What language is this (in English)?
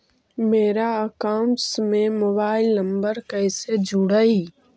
Magahi